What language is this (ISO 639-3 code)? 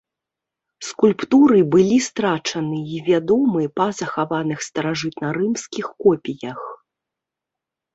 bel